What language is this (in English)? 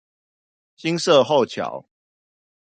Chinese